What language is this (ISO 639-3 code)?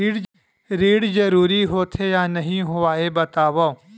hne